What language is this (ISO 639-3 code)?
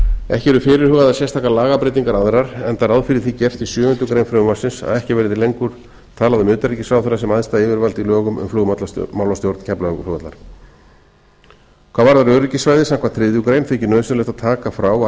isl